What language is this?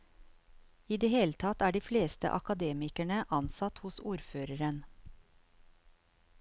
Norwegian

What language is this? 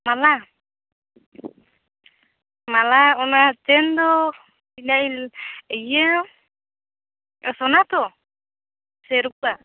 Santali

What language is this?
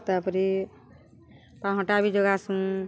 Odia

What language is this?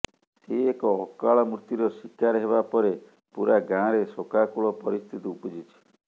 Odia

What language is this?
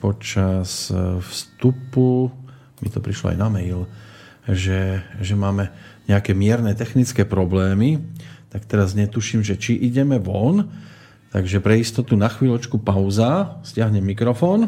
Slovak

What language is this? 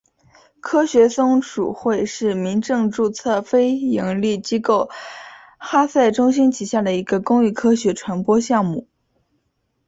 Chinese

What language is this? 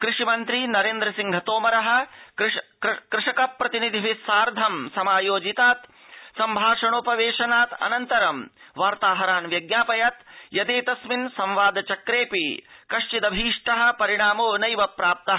Sanskrit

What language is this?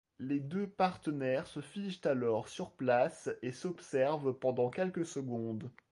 French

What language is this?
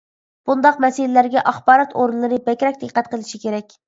Uyghur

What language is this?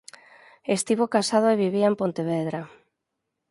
Galician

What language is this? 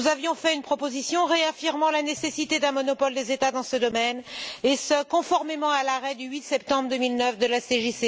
French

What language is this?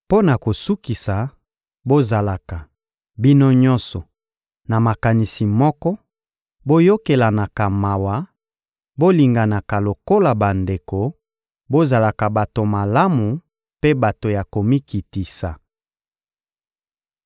Lingala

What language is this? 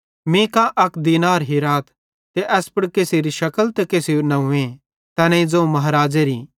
Bhadrawahi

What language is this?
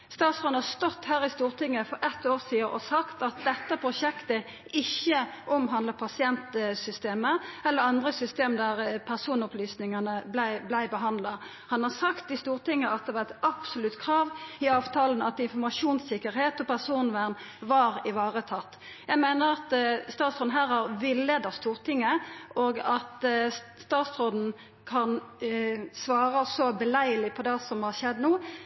Norwegian Nynorsk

